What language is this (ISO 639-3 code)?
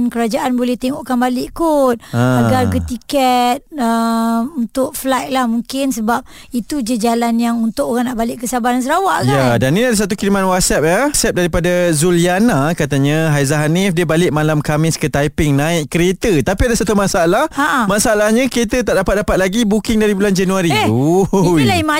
msa